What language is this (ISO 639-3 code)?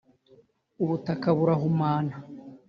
kin